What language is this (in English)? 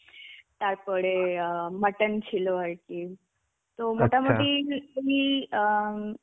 Bangla